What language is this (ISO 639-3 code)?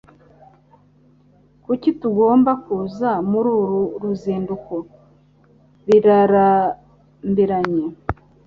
kin